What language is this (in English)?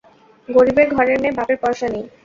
Bangla